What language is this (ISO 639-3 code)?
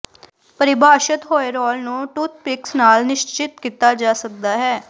pan